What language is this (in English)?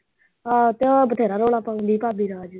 Punjabi